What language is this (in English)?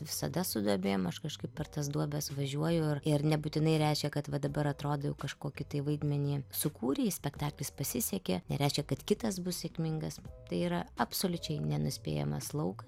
Lithuanian